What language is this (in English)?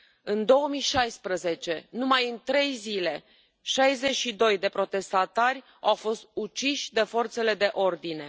Romanian